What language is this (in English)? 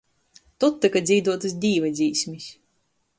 Latgalian